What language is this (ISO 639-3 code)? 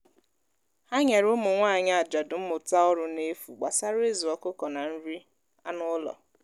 ibo